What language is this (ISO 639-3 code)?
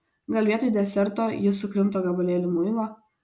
lit